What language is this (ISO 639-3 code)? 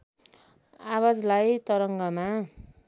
nep